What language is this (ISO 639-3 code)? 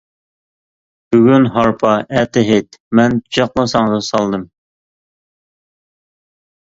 uig